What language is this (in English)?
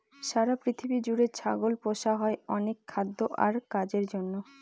Bangla